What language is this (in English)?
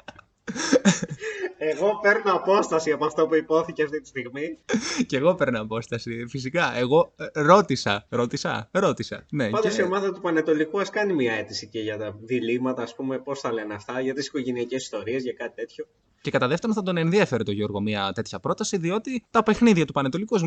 Greek